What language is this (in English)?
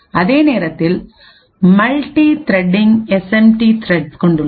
Tamil